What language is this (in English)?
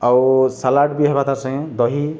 Odia